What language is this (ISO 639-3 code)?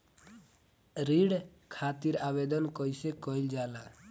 bho